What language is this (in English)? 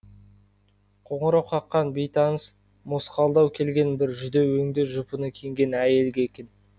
Kazakh